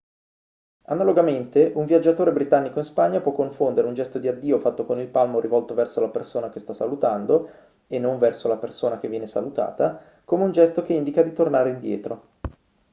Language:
Italian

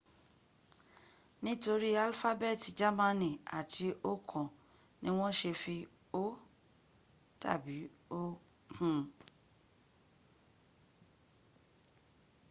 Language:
Yoruba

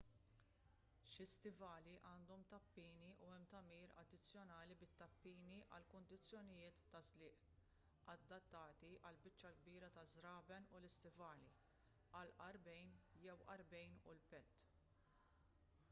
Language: Maltese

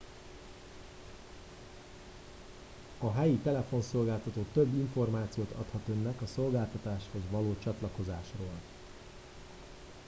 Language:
Hungarian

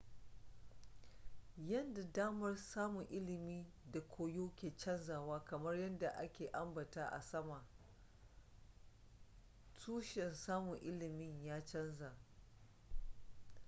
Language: Hausa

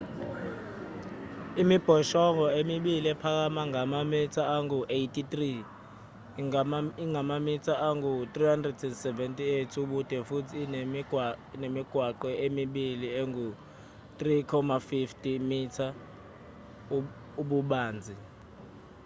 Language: Zulu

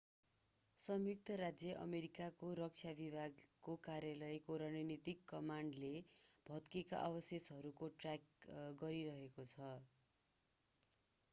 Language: Nepali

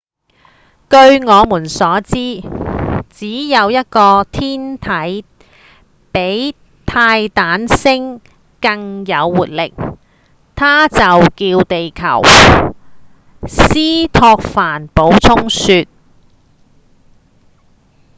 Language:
Cantonese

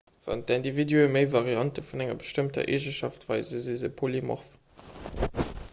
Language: Luxembourgish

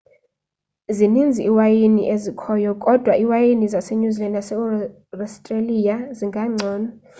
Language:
Xhosa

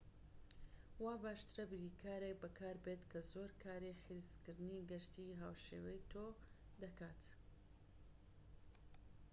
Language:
Central Kurdish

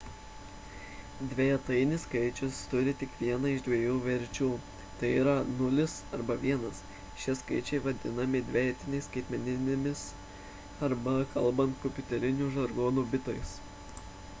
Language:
Lithuanian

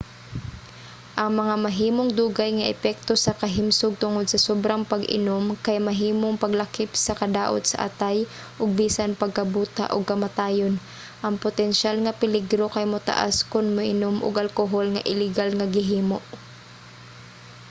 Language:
Cebuano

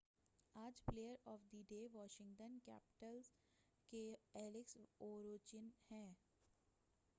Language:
Urdu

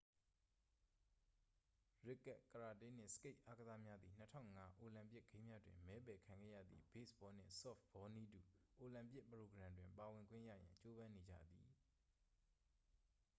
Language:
Burmese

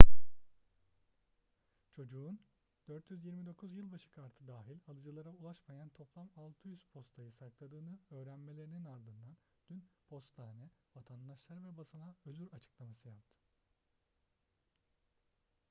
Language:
Turkish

